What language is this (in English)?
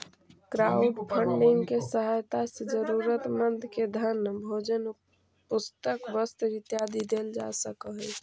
Magahi